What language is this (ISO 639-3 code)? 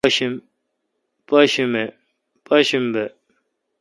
xka